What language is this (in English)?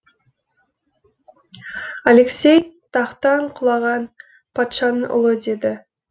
Kazakh